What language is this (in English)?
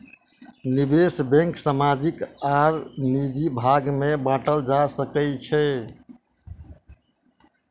Maithili